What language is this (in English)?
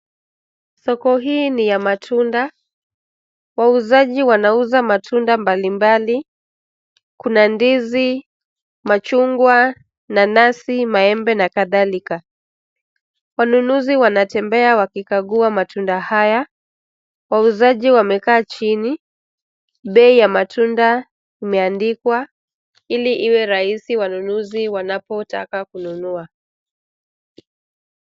Swahili